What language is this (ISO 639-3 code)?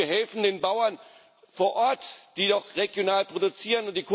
deu